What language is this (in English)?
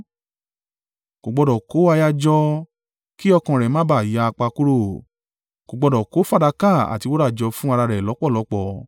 Yoruba